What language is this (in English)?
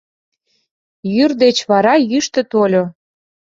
Mari